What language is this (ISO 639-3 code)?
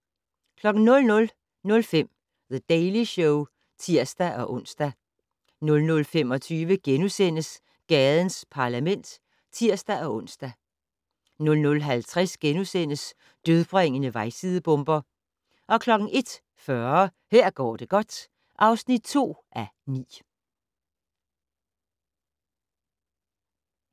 dan